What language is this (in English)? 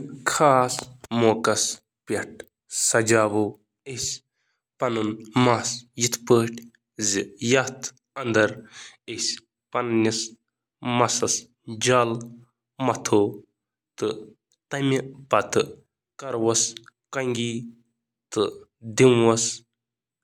Kashmiri